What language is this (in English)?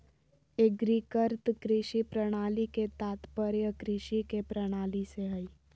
Magahi